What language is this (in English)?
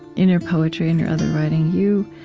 English